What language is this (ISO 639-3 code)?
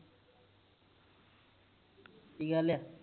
pan